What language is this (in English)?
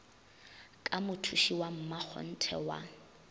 Northern Sotho